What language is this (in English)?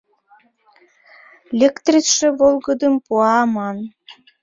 Mari